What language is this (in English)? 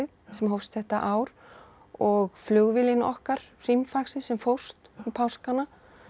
Icelandic